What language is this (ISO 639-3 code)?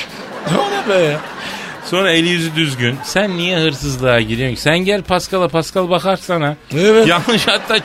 tur